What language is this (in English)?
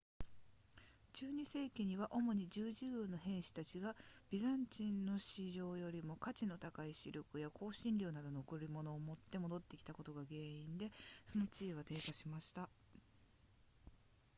Japanese